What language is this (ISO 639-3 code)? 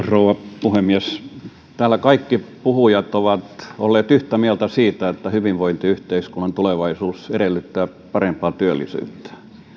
fin